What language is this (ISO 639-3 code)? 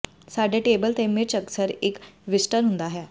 pan